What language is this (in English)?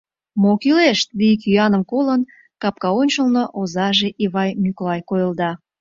Mari